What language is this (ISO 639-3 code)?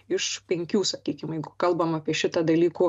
lit